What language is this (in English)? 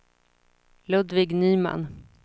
Swedish